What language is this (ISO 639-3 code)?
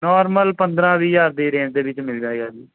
pan